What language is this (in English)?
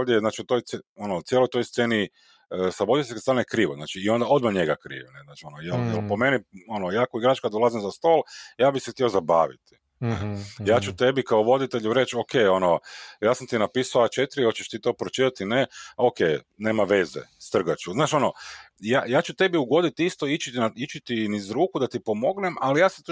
Croatian